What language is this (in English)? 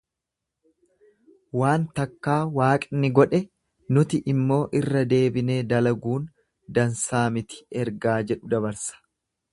Oromo